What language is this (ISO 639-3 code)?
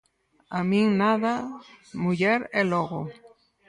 glg